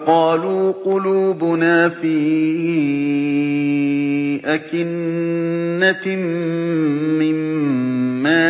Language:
Arabic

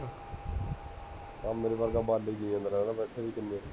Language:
Punjabi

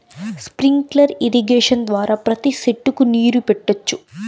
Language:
Telugu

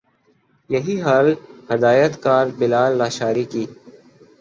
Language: Urdu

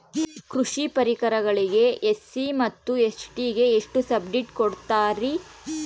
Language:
Kannada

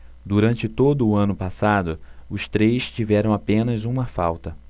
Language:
Portuguese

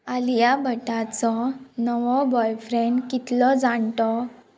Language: Konkani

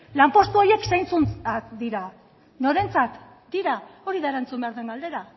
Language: Basque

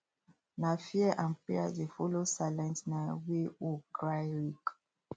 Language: Nigerian Pidgin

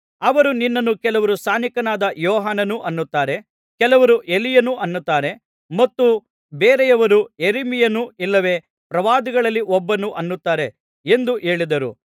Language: Kannada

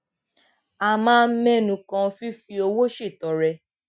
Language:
Yoruba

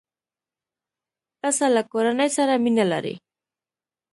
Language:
Pashto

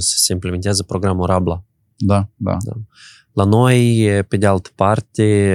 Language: Romanian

